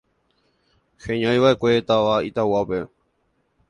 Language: Guarani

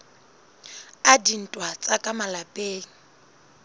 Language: Southern Sotho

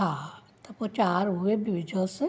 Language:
Sindhi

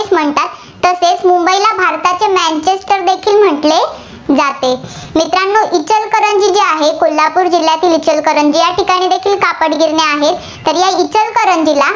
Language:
Marathi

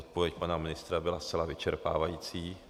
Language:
Czech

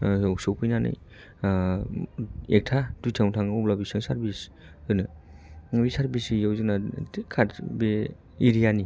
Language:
Bodo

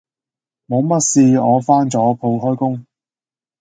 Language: Cantonese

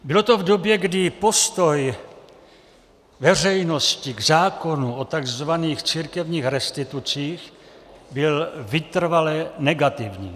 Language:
Czech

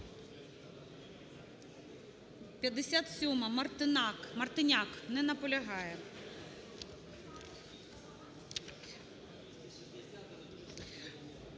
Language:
Ukrainian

